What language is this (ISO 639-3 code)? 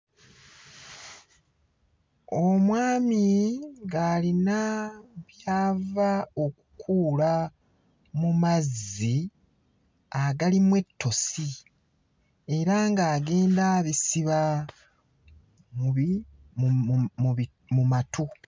lug